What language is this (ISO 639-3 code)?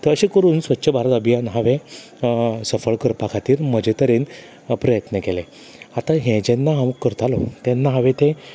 kok